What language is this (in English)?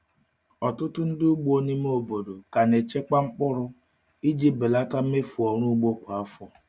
Igbo